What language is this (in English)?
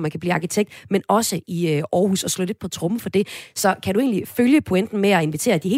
Danish